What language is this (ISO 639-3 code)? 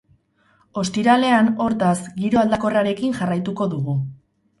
eus